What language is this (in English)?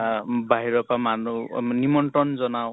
Assamese